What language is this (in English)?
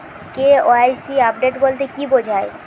Bangla